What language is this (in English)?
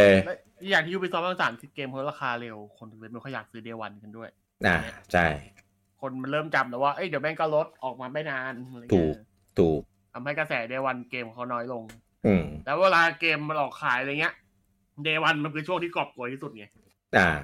Thai